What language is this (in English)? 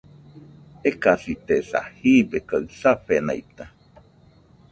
Nüpode Huitoto